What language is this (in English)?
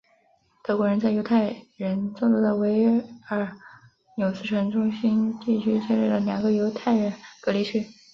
Chinese